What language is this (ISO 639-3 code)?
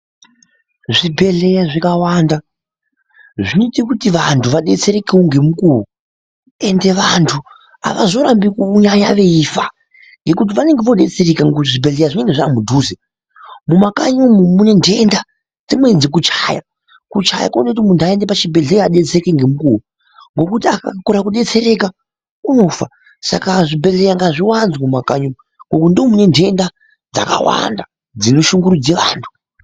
ndc